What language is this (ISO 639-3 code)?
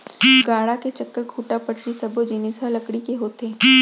hne